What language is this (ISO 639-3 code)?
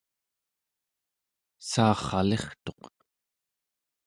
esu